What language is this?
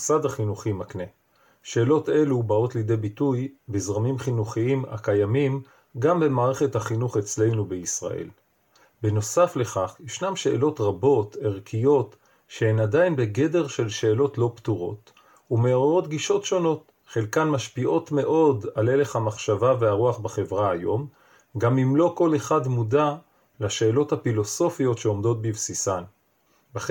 Hebrew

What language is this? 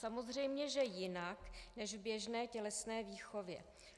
Czech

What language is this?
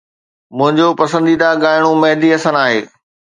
Sindhi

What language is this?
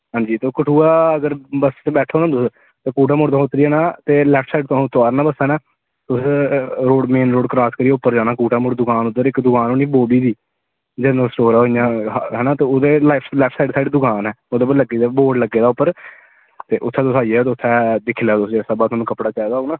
Dogri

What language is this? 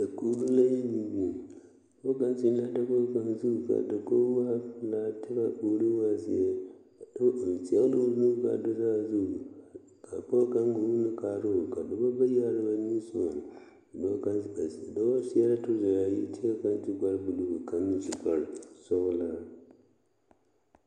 Southern Dagaare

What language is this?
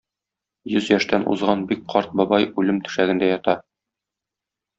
Tatar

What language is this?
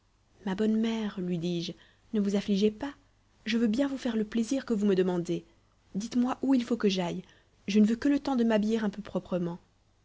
French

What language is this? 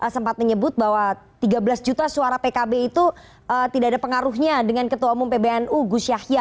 Indonesian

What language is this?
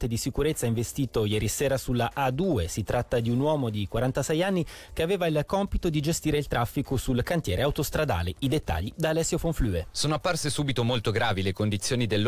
Italian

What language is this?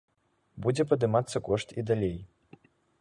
Belarusian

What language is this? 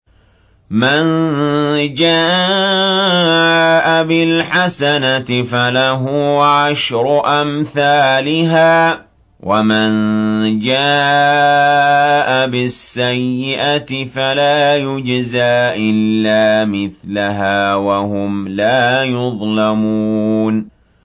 Arabic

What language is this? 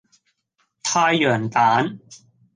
Cantonese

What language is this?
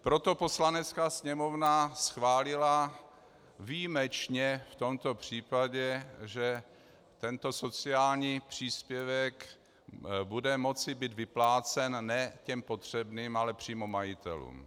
Czech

